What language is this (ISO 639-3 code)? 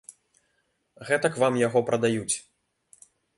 bel